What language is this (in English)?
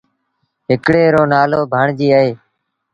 Sindhi Bhil